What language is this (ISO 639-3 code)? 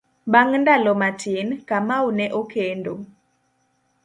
luo